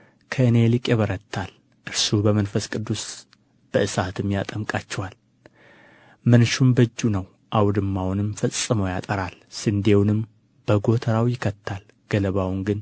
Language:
Amharic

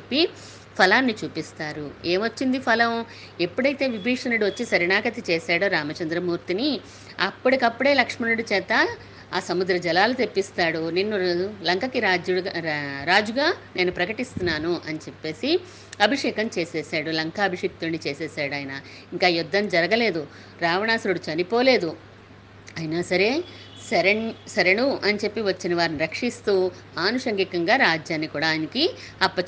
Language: Telugu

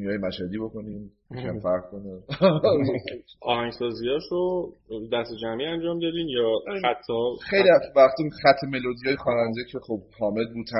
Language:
Persian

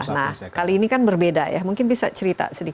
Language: Indonesian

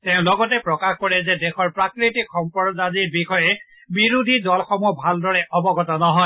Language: Assamese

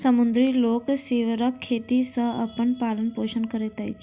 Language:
Maithili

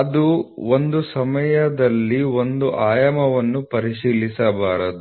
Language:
Kannada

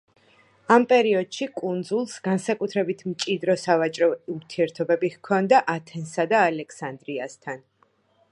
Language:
Georgian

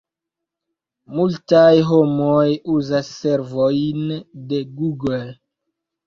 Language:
Esperanto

